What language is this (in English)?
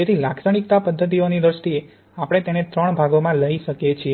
Gujarati